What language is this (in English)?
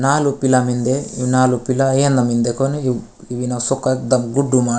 Gondi